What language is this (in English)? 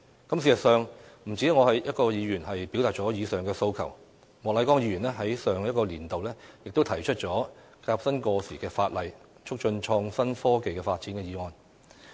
Cantonese